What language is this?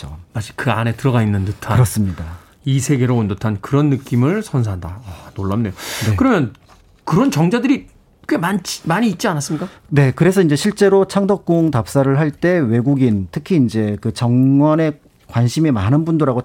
Korean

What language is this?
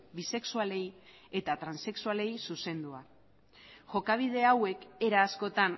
Basque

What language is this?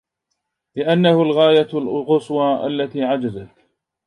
Arabic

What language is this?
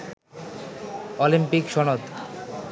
Bangla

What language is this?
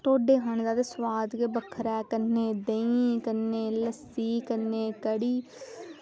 Dogri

